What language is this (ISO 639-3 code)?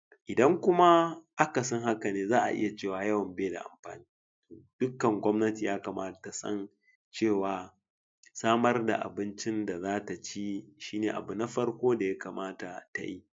hau